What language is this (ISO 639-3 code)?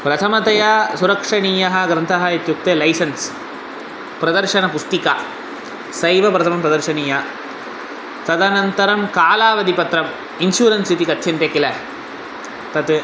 san